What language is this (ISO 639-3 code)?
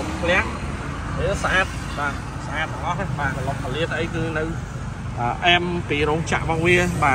vie